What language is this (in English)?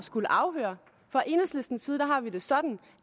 Danish